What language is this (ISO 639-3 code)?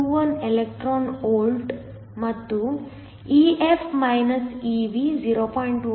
kan